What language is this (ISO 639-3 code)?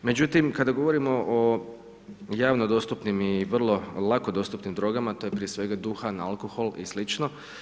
hrv